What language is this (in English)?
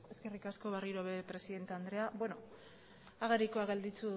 Basque